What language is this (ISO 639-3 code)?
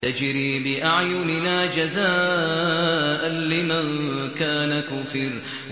ara